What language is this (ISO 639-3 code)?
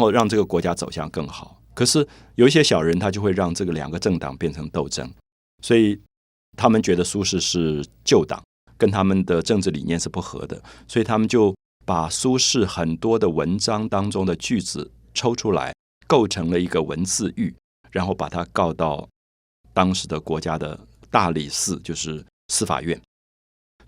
zho